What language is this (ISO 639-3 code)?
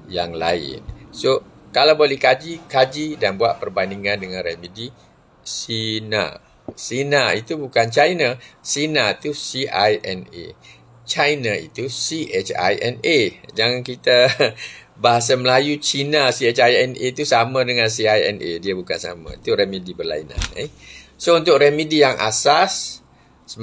msa